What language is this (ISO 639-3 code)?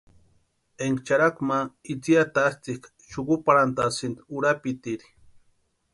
pua